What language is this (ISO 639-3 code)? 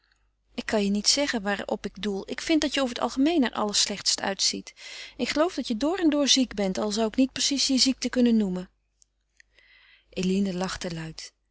nld